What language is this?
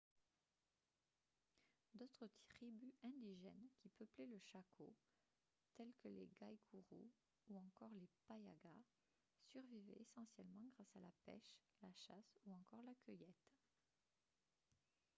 French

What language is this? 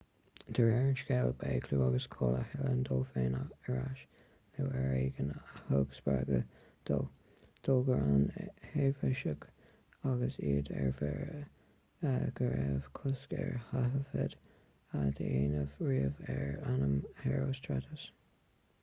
Irish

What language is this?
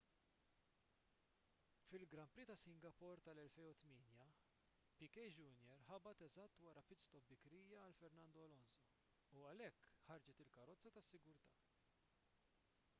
Maltese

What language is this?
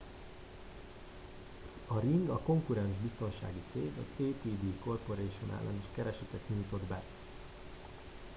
Hungarian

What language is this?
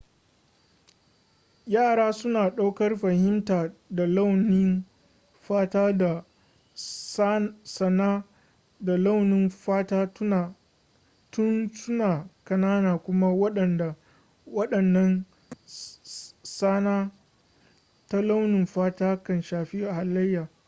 Hausa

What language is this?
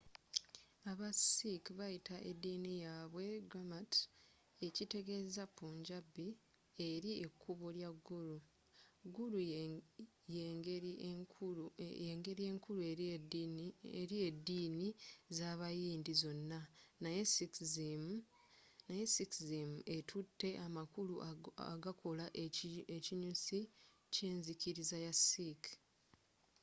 Ganda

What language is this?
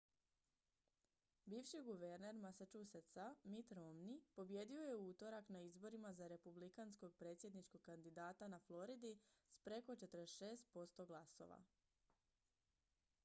Croatian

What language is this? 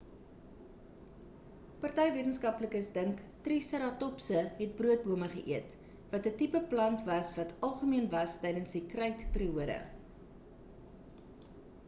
Afrikaans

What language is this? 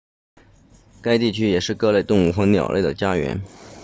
Chinese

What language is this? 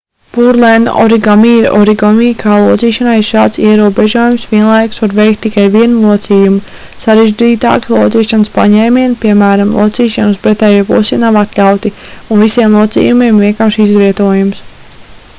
Latvian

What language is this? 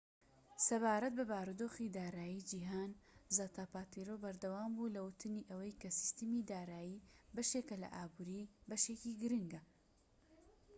Central Kurdish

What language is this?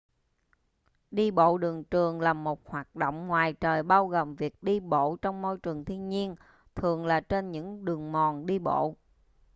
Vietnamese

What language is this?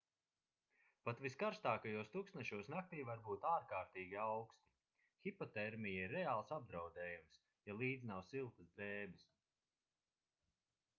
Latvian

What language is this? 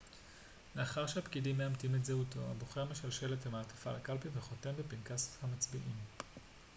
Hebrew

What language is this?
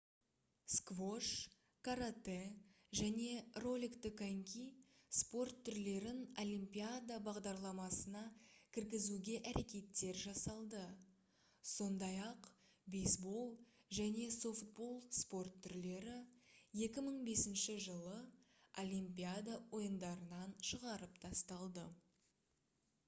Kazakh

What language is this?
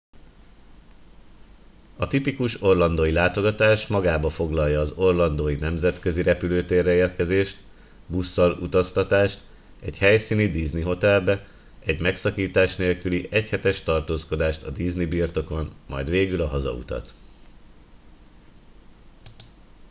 Hungarian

